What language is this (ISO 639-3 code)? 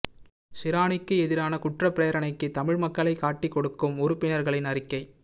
tam